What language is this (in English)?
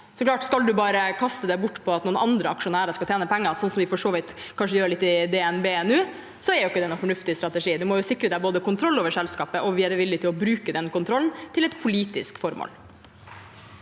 Norwegian